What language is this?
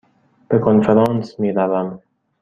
Persian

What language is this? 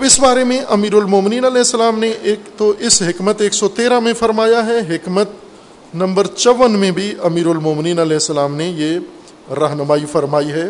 Urdu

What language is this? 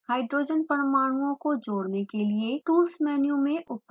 Hindi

